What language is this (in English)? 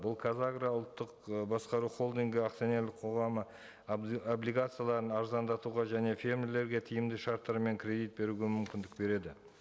Kazakh